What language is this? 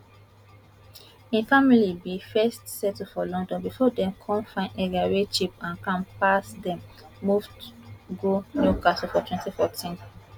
Nigerian Pidgin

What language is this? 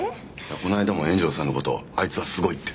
Japanese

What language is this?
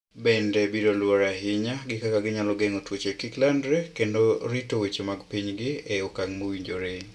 Luo (Kenya and Tanzania)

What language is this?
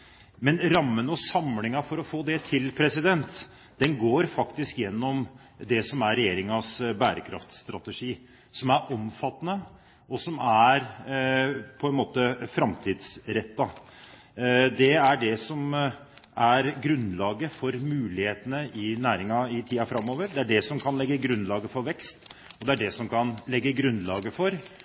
Norwegian Bokmål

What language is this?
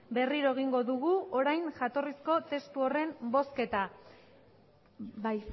Basque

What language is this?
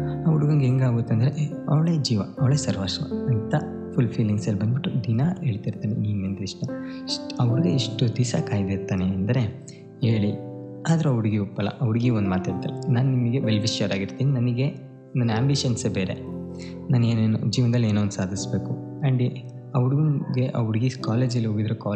Kannada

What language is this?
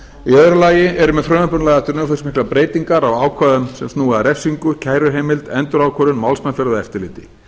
Icelandic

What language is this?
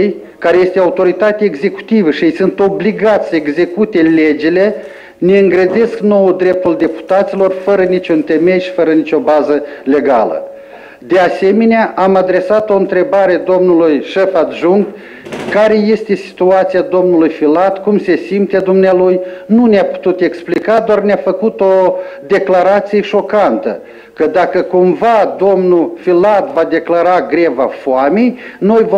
Romanian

